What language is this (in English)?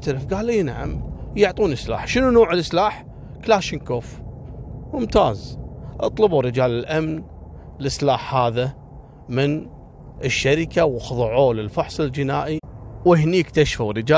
Arabic